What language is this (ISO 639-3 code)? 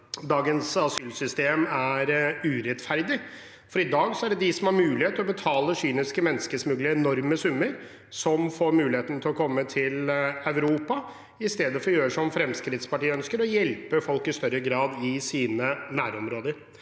nor